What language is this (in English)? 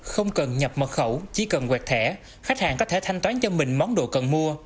Vietnamese